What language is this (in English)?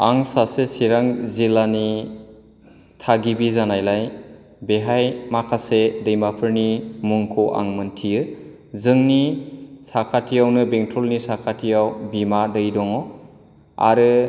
Bodo